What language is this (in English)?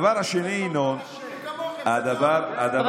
Hebrew